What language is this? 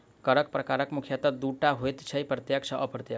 Maithili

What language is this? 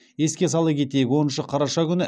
Kazakh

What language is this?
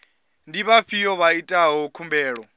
Venda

